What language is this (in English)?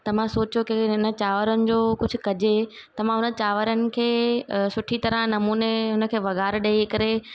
Sindhi